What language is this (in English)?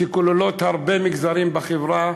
Hebrew